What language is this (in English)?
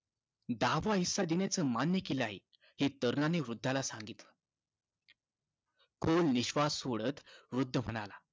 Marathi